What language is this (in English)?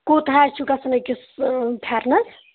Kashmiri